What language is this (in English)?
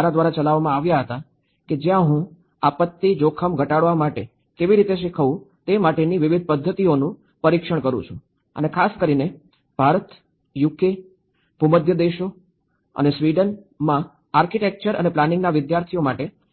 Gujarati